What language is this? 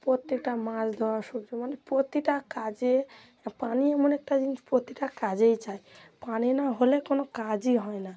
Bangla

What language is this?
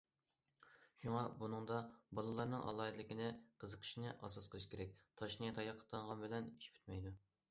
Uyghur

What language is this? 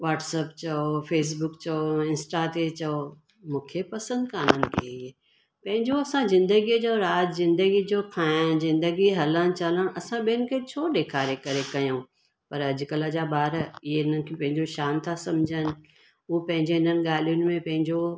Sindhi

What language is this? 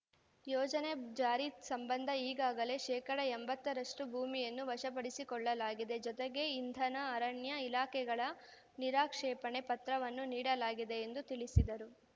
Kannada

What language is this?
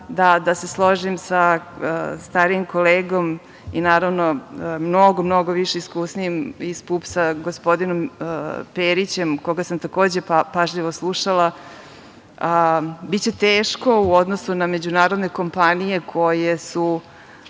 Serbian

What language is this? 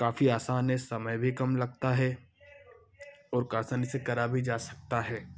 Hindi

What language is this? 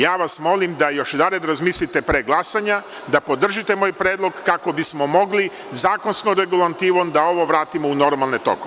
Serbian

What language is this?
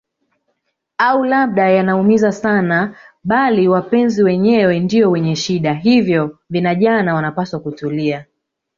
Swahili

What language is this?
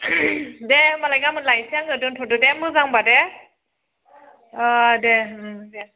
Bodo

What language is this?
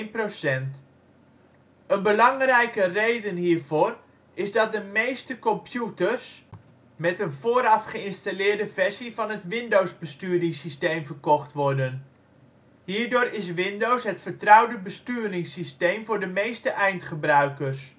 Dutch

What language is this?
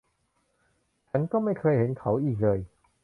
Thai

